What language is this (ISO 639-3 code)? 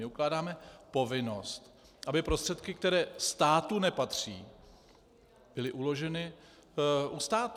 ces